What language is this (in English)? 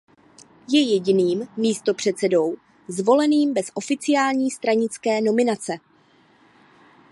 Czech